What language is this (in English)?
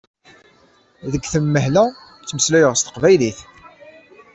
Kabyle